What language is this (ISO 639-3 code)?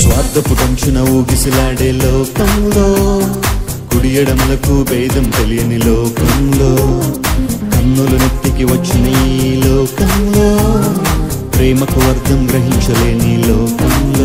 tel